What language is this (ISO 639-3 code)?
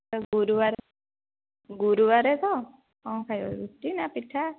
ori